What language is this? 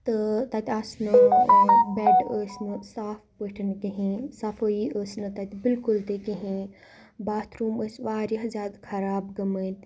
Kashmiri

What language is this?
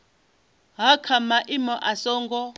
Venda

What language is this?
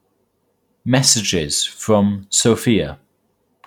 English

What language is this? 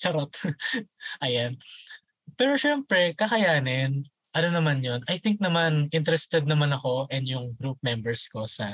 Filipino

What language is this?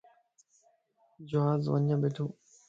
Lasi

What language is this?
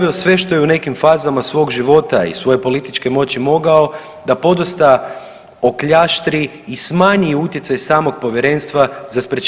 Croatian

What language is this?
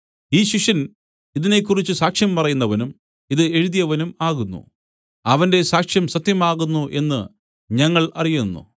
Malayalam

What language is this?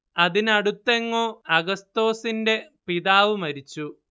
Malayalam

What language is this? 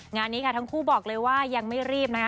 Thai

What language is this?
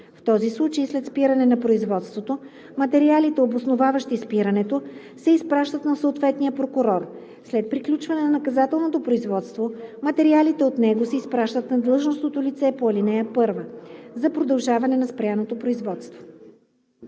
Bulgarian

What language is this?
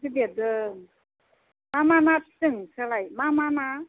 Bodo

